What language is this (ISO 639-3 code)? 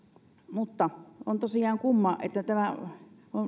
fin